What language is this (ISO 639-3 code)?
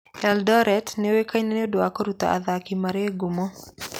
kik